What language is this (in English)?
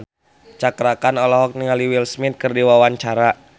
Sundanese